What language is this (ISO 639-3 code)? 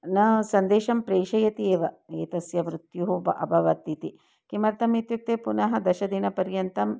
san